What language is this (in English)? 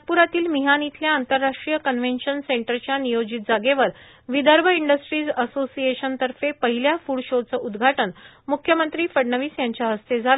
Marathi